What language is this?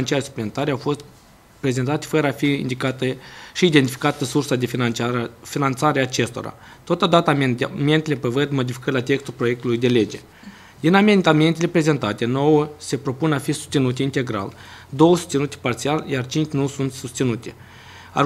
Romanian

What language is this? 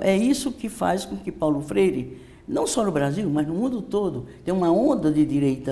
Portuguese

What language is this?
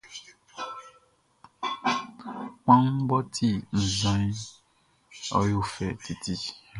Baoulé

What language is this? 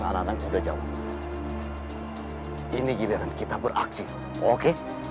Indonesian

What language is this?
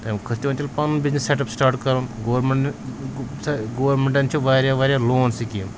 Kashmiri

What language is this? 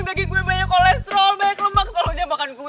Indonesian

